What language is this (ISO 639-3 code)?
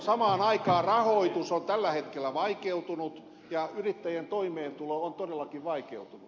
fin